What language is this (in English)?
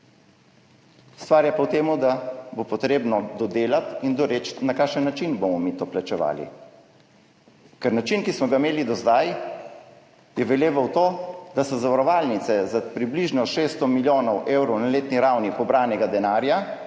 Slovenian